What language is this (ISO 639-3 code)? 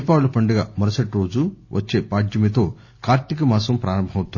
tel